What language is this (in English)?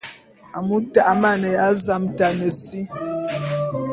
Bulu